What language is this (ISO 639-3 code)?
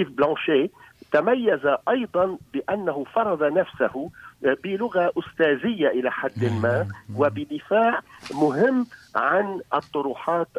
ara